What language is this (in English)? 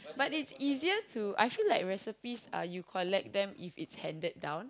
English